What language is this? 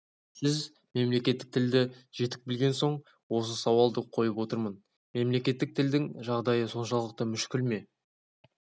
Kazakh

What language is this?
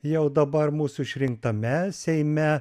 Lithuanian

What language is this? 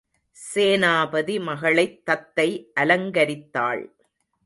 Tamil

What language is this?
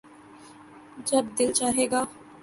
Urdu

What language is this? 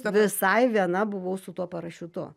Lithuanian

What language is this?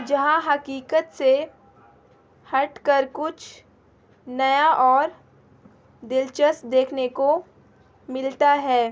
Urdu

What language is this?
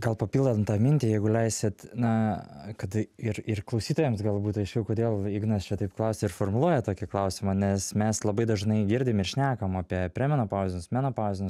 Lithuanian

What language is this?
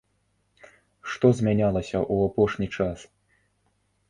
Belarusian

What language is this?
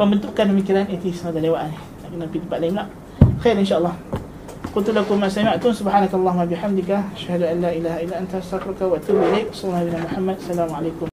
Malay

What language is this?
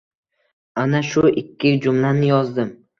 Uzbek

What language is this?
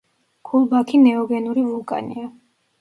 Georgian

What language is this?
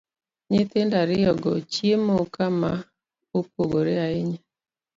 Luo (Kenya and Tanzania)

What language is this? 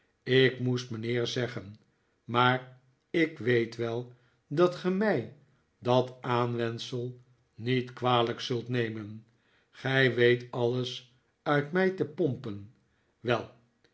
Dutch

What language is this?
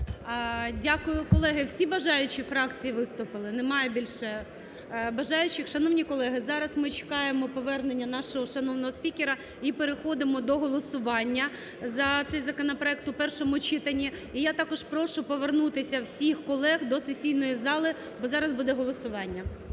Ukrainian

